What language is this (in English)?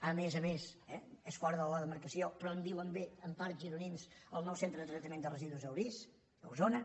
Catalan